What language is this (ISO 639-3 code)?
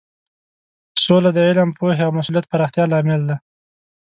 pus